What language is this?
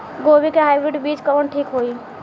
Bhojpuri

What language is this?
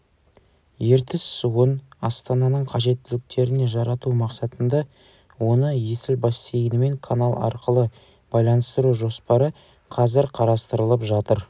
Kazakh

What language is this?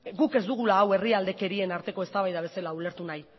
Basque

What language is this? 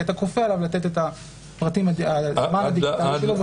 Hebrew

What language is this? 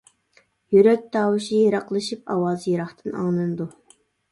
Uyghur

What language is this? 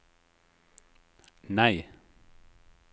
Norwegian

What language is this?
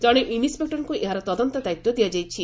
Odia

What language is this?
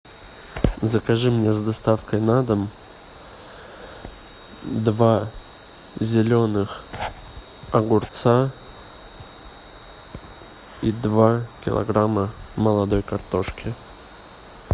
Russian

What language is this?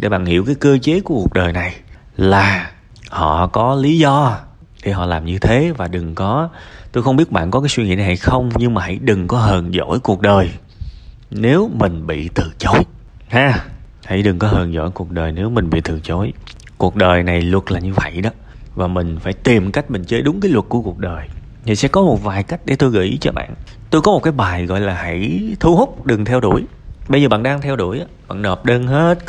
Vietnamese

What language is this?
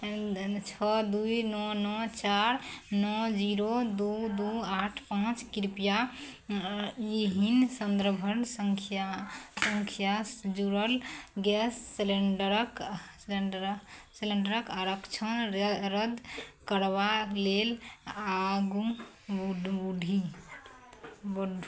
Maithili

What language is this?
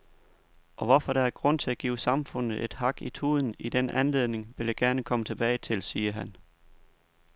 Danish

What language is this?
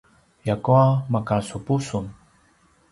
Paiwan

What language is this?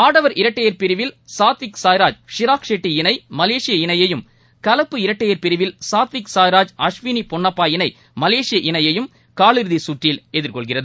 Tamil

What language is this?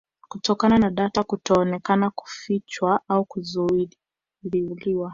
Swahili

